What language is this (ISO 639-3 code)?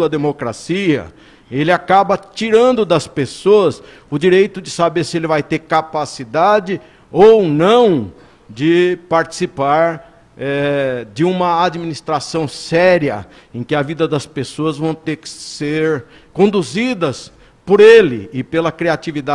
por